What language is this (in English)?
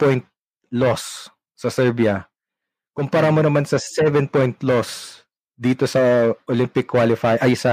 Filipino